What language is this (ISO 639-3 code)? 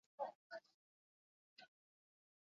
eus